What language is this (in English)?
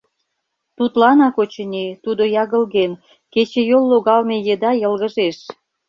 Mari